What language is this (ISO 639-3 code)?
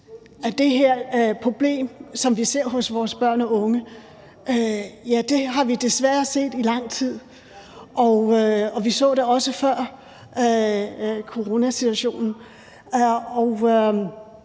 dan